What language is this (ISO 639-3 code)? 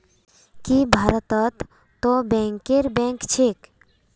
mag